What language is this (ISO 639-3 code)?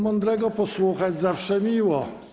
pol